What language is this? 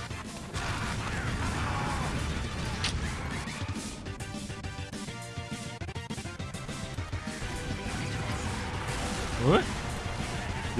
Korean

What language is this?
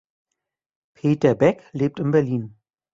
German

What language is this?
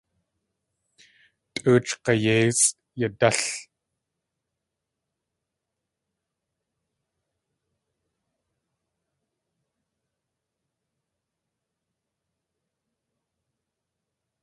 Tlingit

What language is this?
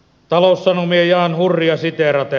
Finnish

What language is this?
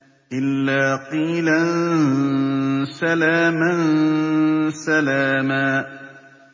Arabic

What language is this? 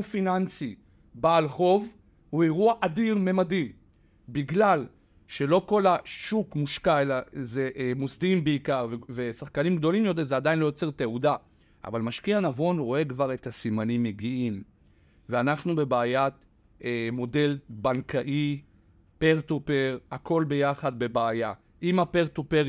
Hebrew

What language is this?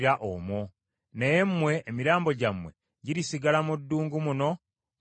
Ganda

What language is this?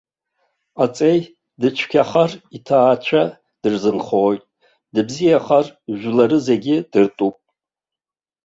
Abkhazian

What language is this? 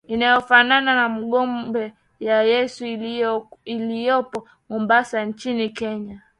Swahili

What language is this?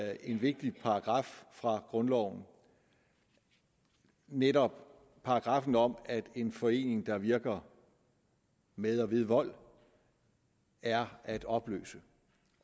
Danish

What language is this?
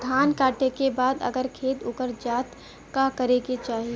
Bhojpuri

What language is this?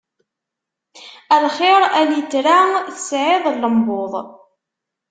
Kabyle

